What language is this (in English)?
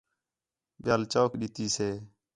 Khetrani